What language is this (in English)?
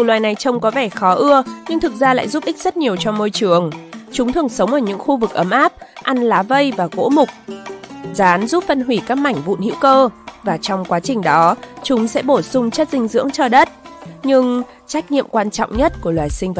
Vietnamese